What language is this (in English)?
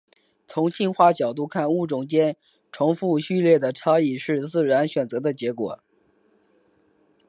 Chinese